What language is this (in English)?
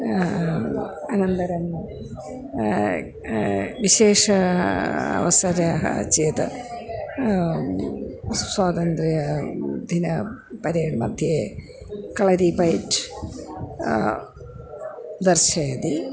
Sanskrit